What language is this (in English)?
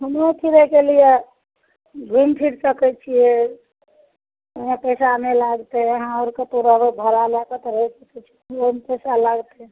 Maithili